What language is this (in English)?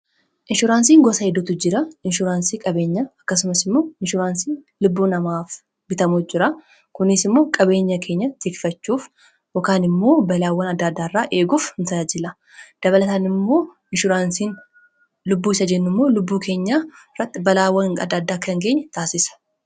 Oromo